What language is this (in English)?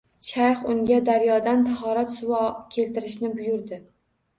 Uzbek